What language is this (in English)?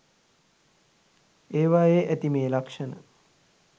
Sinhala